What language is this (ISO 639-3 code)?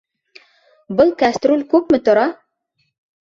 bak